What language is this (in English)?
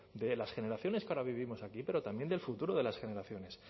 Spanish